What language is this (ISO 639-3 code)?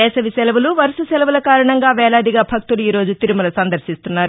tel